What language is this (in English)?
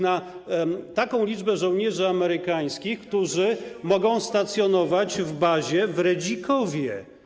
Polish